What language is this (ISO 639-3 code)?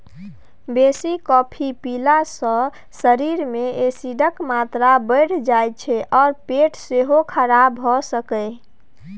mai